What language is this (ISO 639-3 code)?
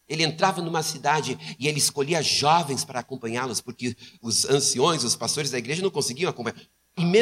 por